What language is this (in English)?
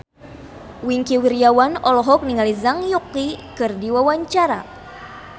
Sundanese